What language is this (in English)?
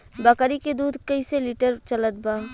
Bhojpuri